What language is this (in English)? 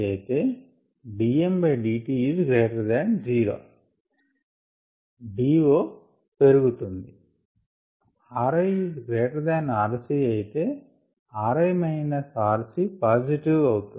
Telugu